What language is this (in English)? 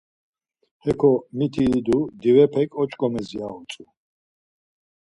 Laz